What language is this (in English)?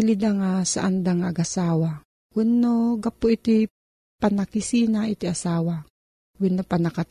Filipino